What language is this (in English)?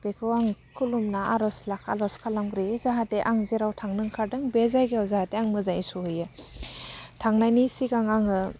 Bodo